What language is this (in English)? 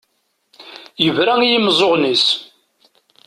Kabyle